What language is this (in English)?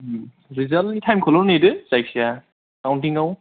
Bodo